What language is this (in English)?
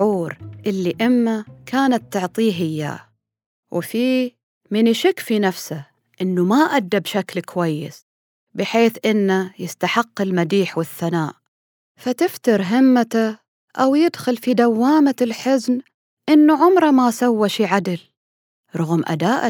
Arabic